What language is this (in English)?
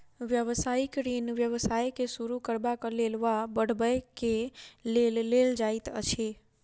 Maithili